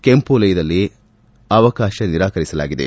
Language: Kannada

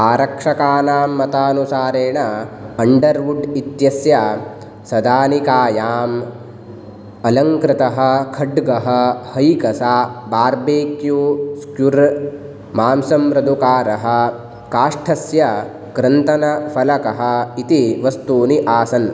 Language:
Sanskrit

